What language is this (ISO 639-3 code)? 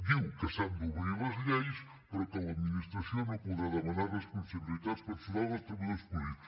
cat